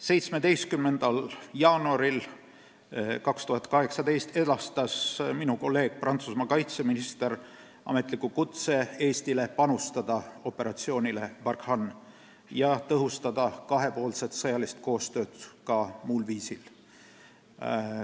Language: Estonian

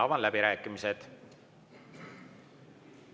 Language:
Estonian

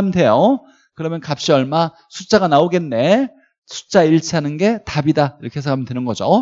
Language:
Korean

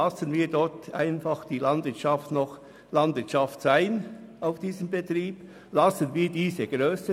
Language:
Swiss German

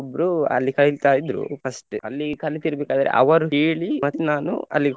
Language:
Kannada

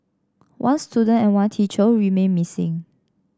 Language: English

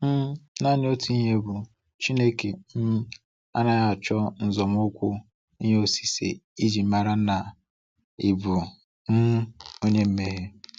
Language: Igbo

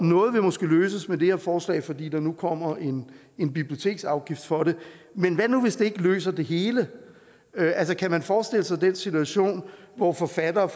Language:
Danish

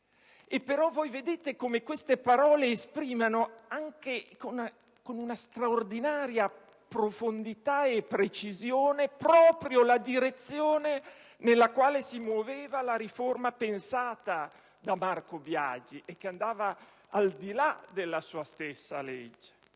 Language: Italian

